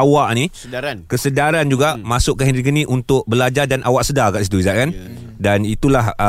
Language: Malay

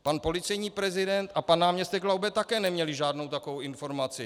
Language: Czech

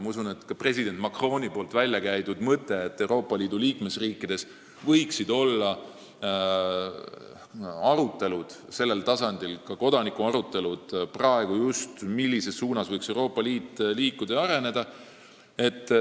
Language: Estonian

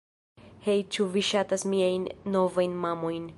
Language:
Esperanto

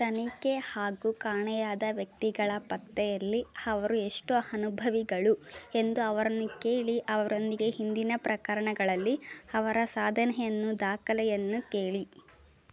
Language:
Kannada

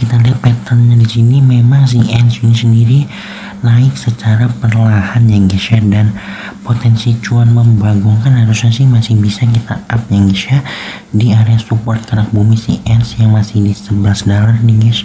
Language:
Indonesian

